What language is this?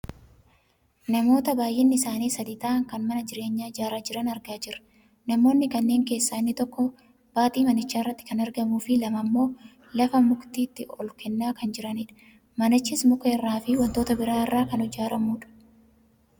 Oromo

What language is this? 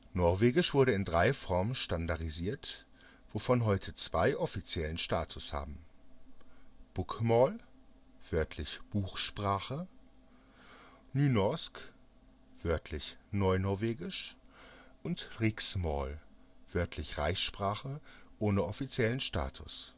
German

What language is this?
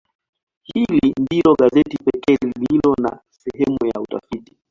Swahili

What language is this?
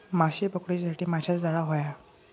Marathi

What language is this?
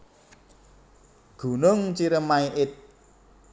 Javanese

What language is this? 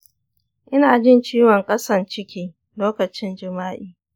Hausa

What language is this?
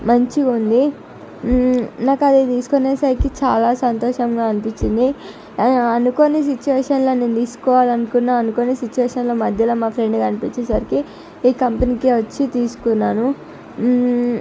Telugu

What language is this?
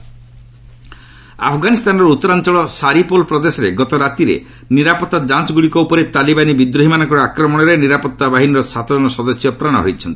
Odia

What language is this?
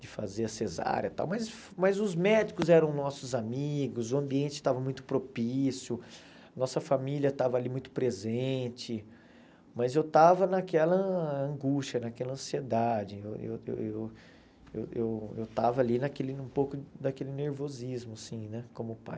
Portuguese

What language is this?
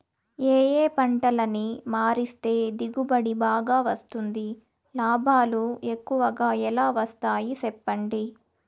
Telugu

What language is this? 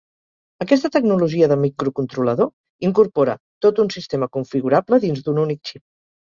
Catalan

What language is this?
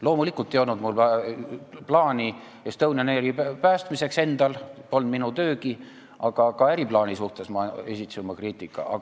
Estonian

